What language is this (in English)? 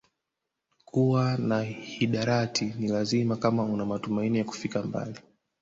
Swahili